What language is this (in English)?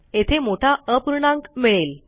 Marathi